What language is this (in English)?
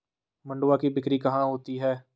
Hindi